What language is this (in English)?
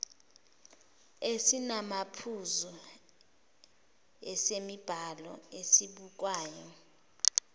Zulu